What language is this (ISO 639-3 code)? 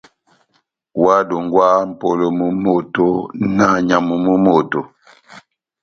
bnm